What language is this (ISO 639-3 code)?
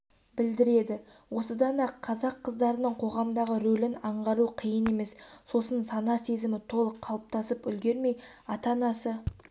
kaz